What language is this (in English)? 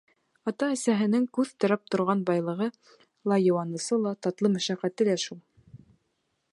Bashkir